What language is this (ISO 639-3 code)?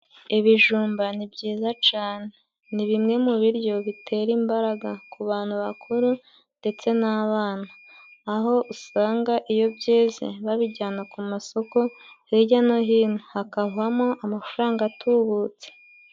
kin